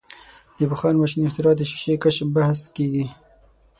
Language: Pashto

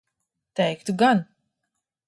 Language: Latvian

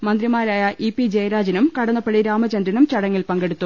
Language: Malayalam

